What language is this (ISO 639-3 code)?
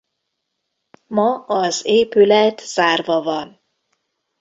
hun